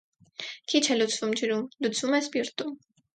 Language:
Armenian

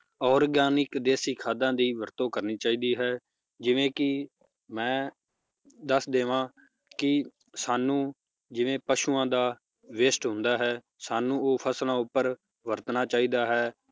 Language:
Punjabi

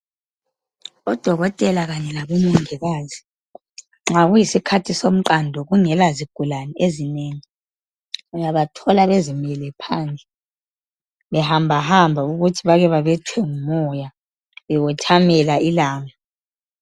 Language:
North Ndebele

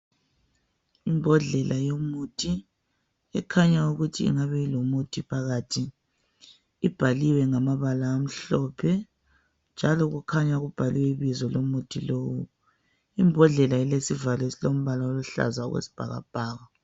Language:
North Ndebele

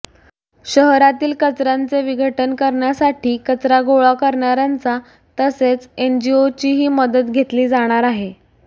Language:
Marathi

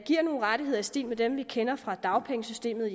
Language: Danish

